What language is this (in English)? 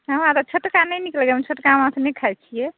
Maithili